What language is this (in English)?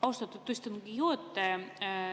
Estonian